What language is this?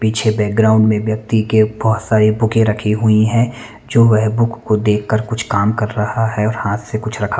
Hindi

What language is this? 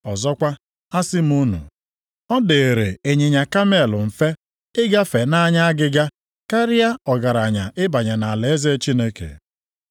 Igbo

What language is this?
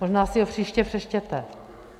Czech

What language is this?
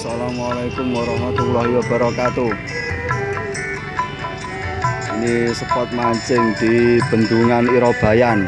Indonesian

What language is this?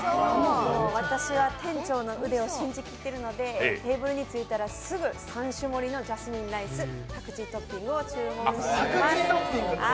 Japanese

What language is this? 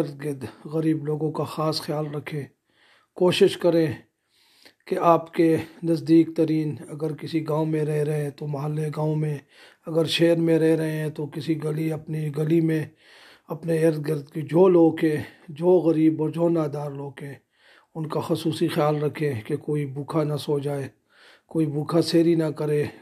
Urdu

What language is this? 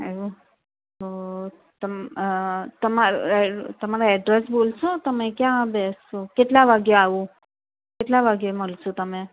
Gujarati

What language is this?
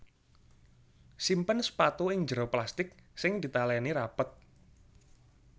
Javanese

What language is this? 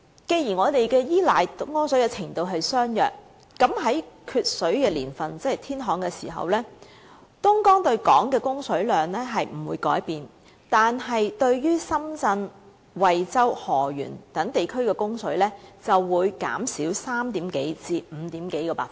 Cantonese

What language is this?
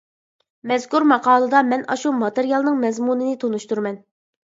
Uyghur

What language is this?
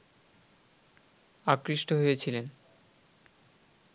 Bangla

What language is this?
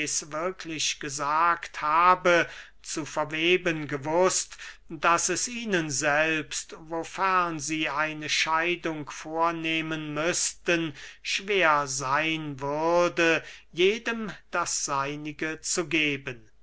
German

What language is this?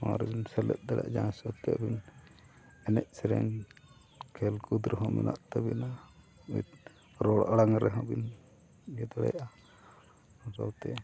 Santali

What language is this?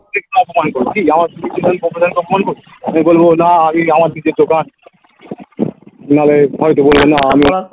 Bangla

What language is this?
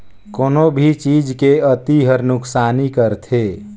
Chhattisgarhi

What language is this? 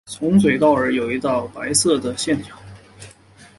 Chinese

